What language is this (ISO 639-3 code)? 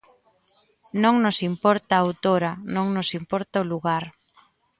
glg